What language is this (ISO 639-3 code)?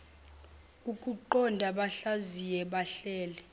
zul